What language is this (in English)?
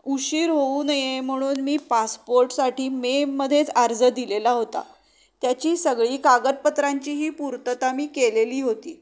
Marathi